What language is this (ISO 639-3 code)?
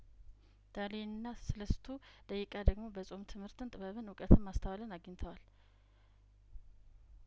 amh